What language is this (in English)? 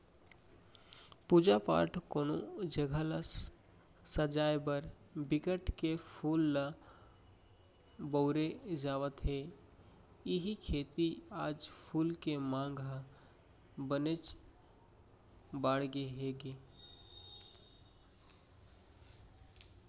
Chhattisgarhi